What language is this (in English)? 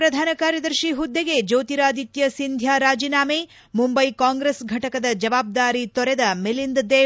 Kannada